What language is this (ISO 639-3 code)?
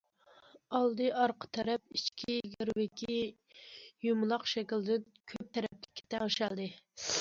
uig